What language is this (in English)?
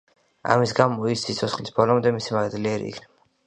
Georgian